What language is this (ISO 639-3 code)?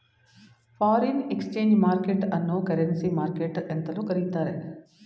kan